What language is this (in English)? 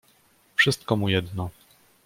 Polish